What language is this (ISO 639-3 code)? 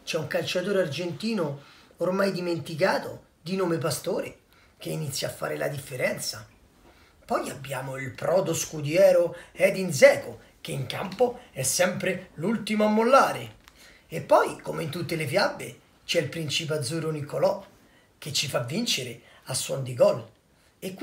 ita